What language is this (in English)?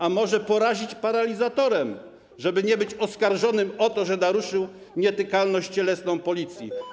Polish